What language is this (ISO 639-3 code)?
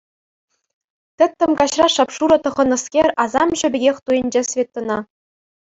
chv